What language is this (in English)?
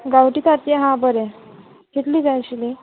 Konkani